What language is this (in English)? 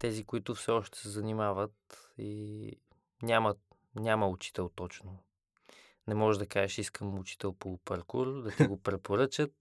Bulgarian